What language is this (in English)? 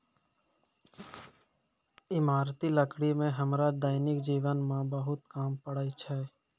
Maithili